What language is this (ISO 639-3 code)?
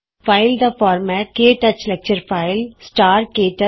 pan